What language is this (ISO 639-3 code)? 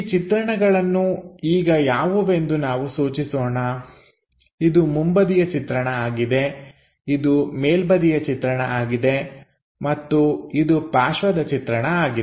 kan